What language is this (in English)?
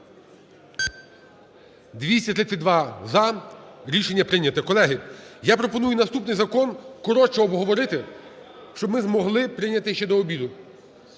Ukrainian